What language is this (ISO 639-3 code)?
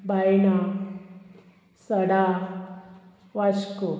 kok